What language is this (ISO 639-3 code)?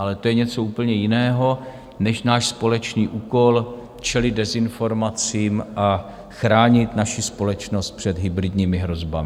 ces